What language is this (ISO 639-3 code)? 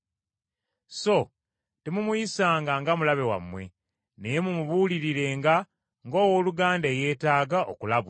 lug